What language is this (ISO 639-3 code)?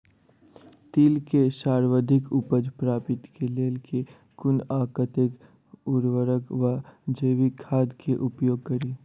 mai